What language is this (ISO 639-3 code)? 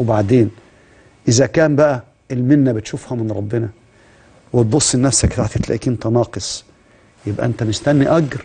ara